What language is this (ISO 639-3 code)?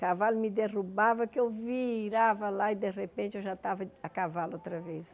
por